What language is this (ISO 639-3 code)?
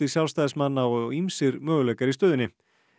isl